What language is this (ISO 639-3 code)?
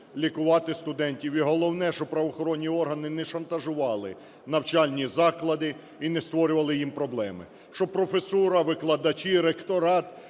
ukr